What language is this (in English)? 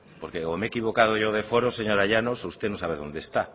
Spanish